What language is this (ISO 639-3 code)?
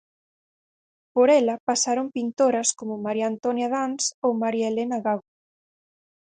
glg